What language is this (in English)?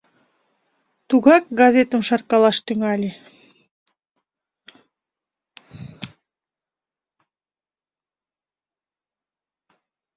Mari